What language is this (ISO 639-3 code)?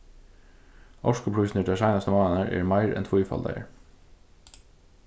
fao